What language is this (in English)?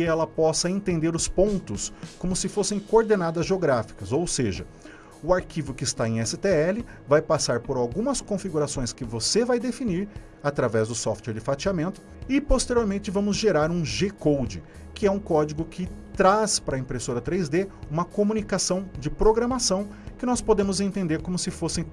Portuguese